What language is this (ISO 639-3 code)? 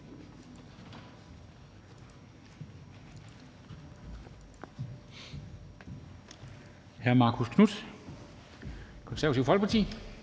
dan